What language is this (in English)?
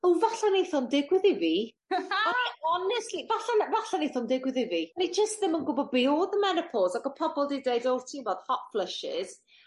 Welsh